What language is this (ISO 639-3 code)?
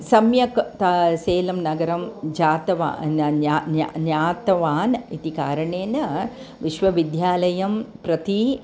san